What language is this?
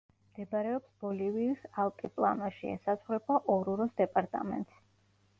Georgian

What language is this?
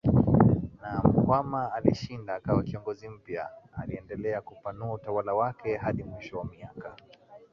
Swahili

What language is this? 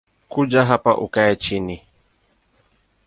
Swahili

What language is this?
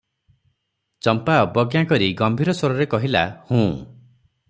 Odia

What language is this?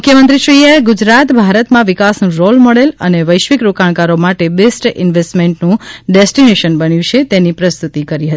Gujarati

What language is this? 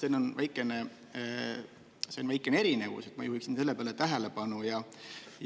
Estonian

